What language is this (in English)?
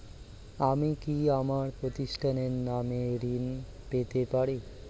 Bangla